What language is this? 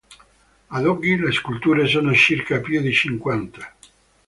Italian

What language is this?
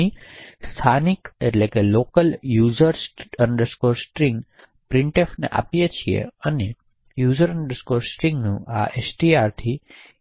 Gujarati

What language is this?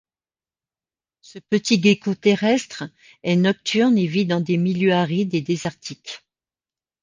French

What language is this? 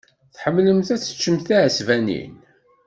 Kabyle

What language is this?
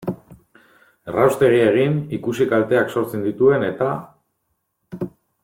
Basque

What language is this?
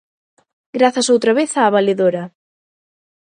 Galician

